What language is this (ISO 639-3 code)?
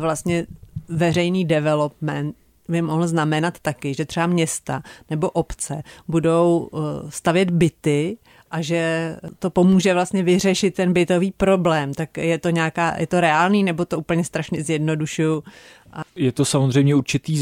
ces